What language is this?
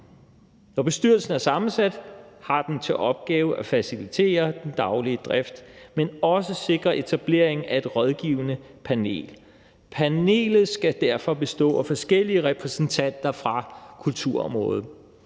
Danish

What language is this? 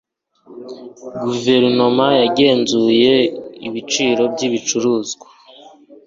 Kinyarwanda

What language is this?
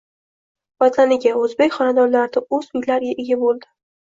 Uzbek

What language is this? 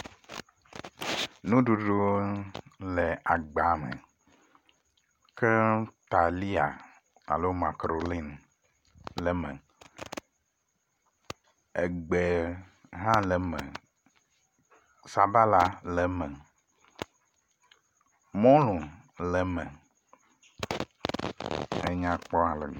Ewe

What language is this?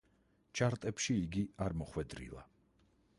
Georgian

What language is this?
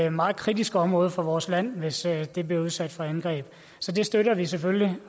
Danish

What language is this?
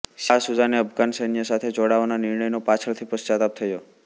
Gujarati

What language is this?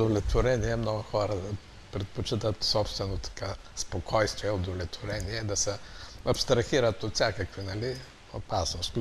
Bulgarian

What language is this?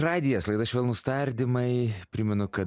Lithuanian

